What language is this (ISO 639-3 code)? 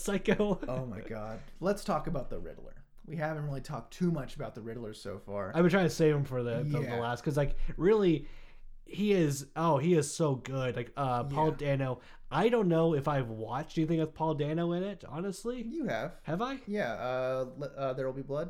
eng